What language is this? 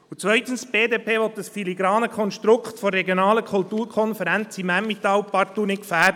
Swiss German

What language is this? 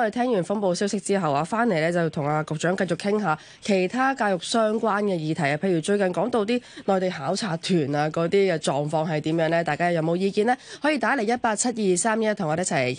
Chinese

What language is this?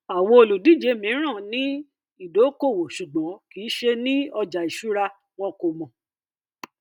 Yoruba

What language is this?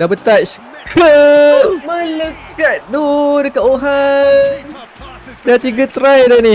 Malay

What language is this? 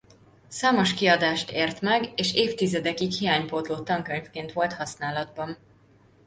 Hungarian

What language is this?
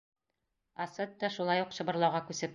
Bashkir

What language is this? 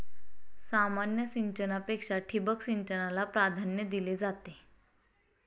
Marathi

